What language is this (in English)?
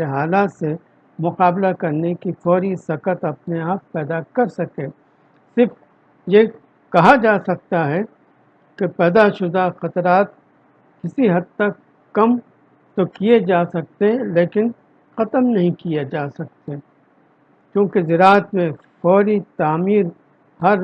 Urdu